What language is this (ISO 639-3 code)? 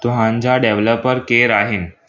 snd